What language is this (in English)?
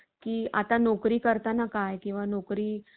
Marathi